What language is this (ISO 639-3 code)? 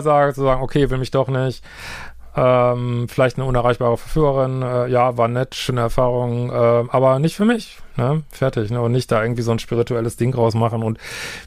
deu